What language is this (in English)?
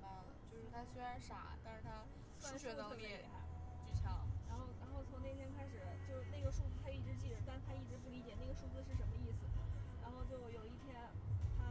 Chinese